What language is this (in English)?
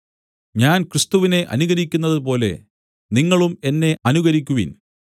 Malayalam